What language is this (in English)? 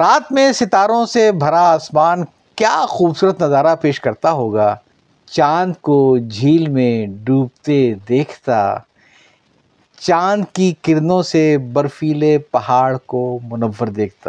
Urdu